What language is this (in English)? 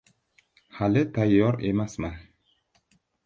Uzbek